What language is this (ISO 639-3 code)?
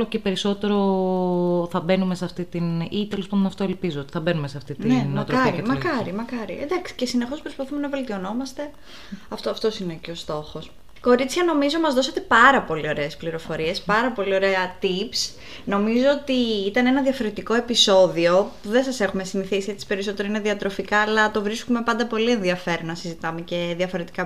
ell